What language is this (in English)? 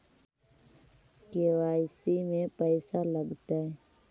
Magahi